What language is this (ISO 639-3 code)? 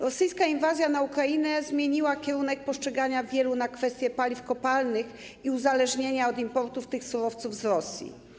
pol